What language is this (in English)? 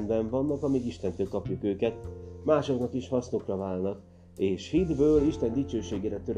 Hungarian